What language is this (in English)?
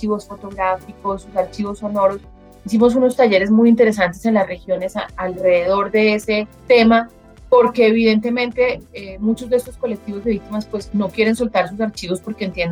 Spanish